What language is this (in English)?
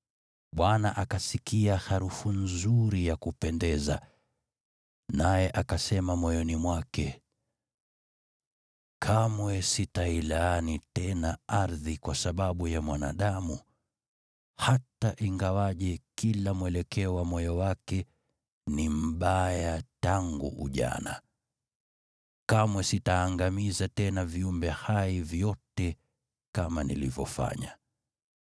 Swahili